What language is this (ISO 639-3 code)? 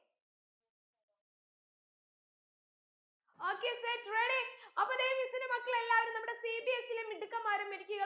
mal